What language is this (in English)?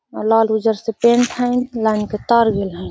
Magahi